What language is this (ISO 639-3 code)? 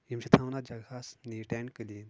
kas